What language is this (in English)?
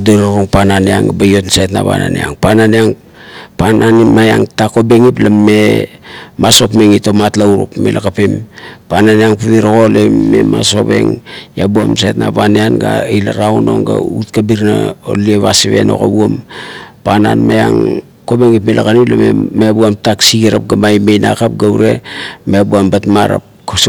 Kuot